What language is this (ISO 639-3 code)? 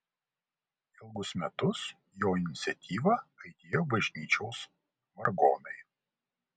lit